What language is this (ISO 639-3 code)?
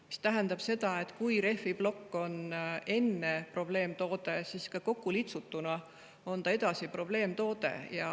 est